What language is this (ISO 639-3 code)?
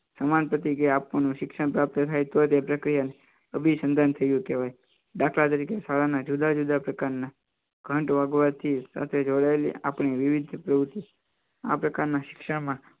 guj